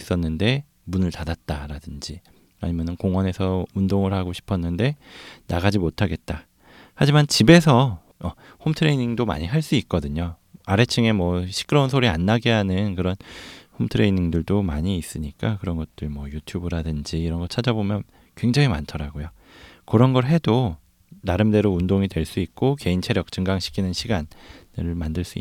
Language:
Korean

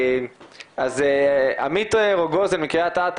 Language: Hebrew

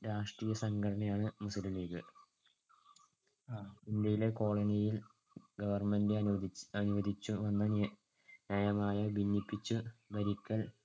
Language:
Malayalam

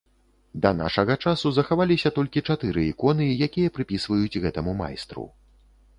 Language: Belarusian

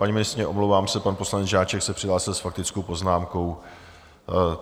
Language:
Czech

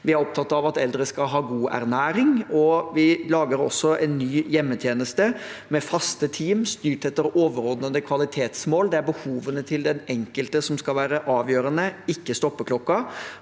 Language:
Norwegian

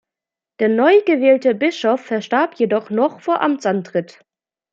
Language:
German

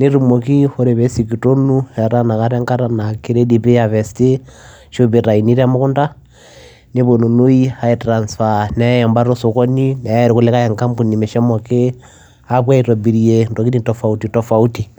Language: Masai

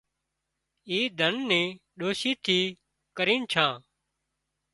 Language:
Wadiyara Koli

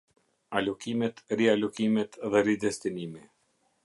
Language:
Albanian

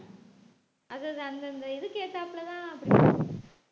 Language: Tamil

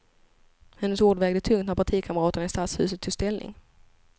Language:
Swedish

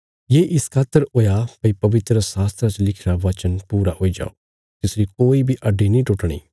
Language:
Bilaspuri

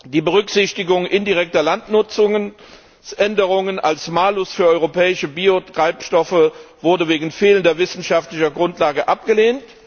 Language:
German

